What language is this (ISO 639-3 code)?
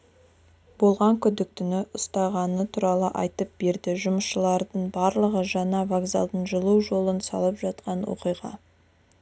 kaz